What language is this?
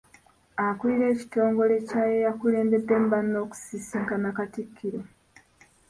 Ganda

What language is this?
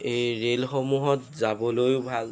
Assamese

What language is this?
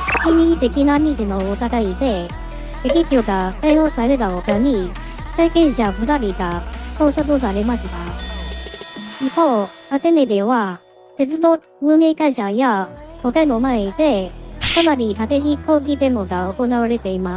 Japanese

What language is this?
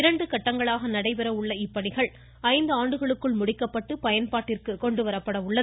Tamil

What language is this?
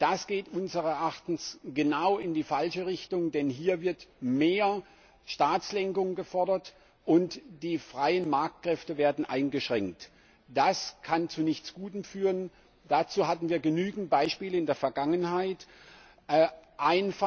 German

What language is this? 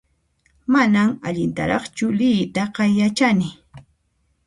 Puno Quechua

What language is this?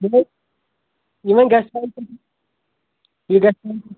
Kashmiri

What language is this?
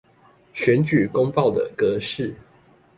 Chinese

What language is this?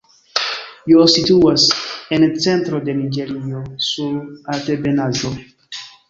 Esperanto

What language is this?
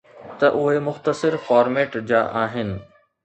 Sindhi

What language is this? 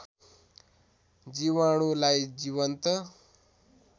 Nepali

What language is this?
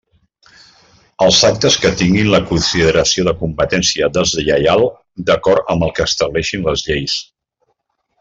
Catalan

